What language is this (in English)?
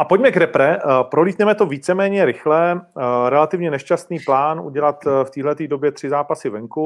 Czech